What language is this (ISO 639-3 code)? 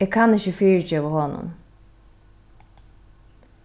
fao